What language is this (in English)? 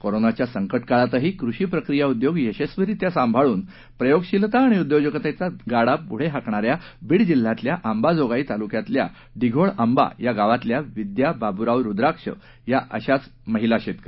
Marathi